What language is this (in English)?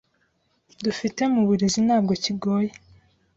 Kinyarwanda